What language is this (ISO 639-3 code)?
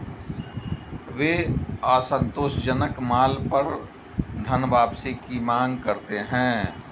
hin